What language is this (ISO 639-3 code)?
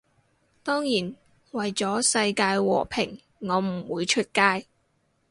yue